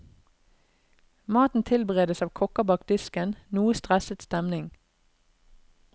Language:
Norwegian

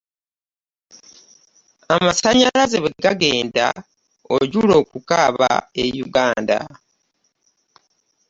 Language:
Ganda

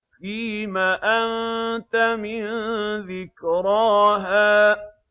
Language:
Arabic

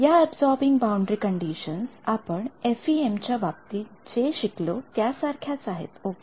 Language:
Marathi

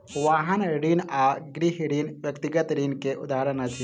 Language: Maithili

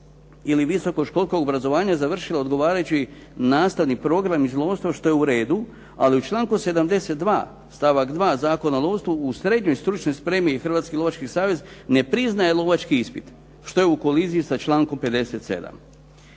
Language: Croatian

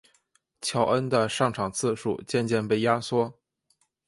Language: Chinese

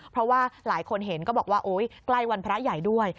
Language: Thai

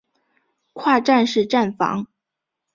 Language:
Chinese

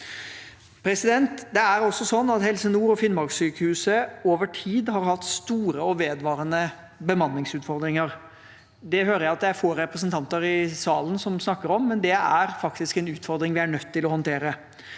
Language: Norwegian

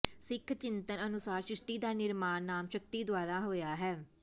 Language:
Punjabi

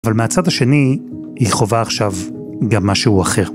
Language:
Hebrew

